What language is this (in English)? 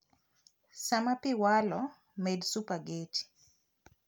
Luo (Kenya and Tanzania)